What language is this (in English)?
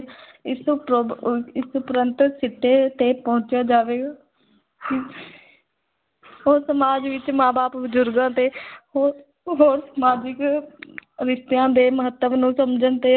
Punjabi